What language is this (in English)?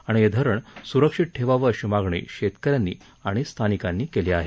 Marathi